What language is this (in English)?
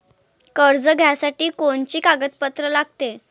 Marathi